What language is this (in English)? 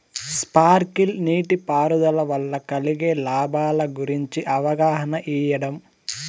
Telugu